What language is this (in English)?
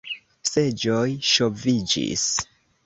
Esperanto